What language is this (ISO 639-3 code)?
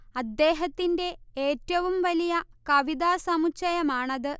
mal